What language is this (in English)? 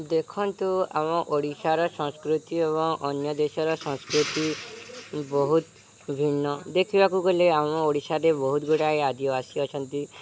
Odia